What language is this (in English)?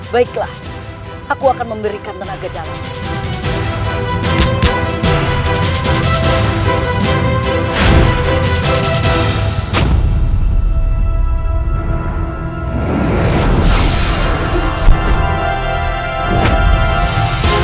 Indonesian